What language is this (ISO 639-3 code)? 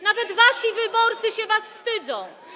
pol